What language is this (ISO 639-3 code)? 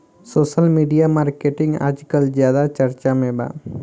bho